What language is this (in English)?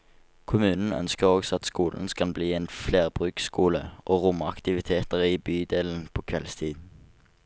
Norwegian